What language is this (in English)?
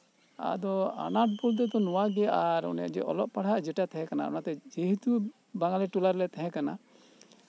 Santali